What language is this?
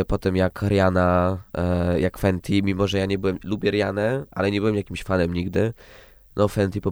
Polish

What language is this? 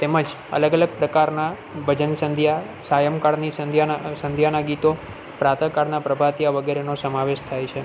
Gujarati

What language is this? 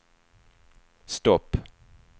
Swedish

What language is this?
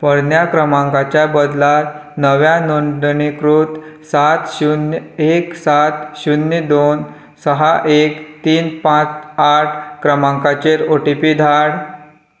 Konkani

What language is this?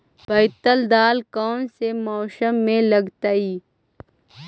Magahi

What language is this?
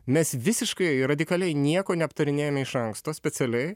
Lithuanian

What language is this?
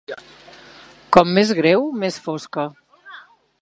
Catalan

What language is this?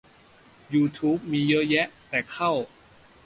Thai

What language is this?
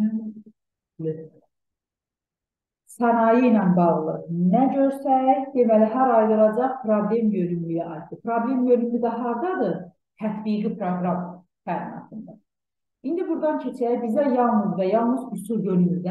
Turkish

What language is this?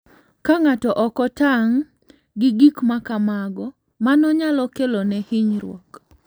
Luo (Kenya and Tanzania)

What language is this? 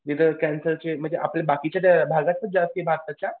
Marathi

